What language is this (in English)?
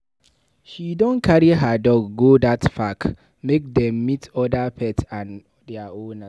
Nigerian Pidgin